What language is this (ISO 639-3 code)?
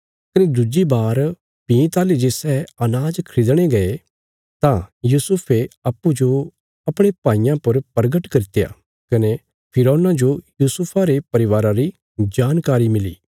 kfs